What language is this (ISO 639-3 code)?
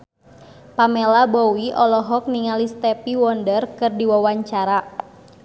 sun